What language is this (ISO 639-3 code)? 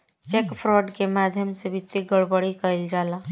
bho